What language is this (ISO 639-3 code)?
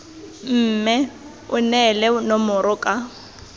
tsn